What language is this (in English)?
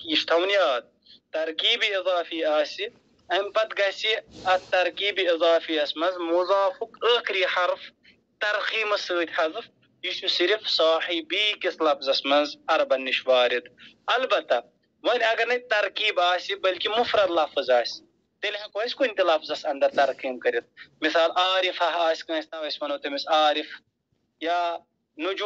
Arabic